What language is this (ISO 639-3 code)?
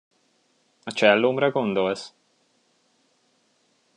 hun